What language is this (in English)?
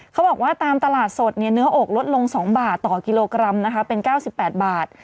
Thai